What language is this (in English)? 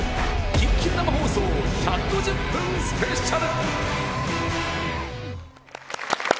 Japanese